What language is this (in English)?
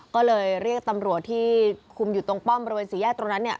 Thai